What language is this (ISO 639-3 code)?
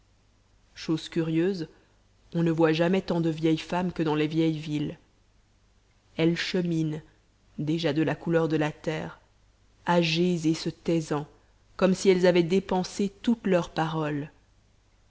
fra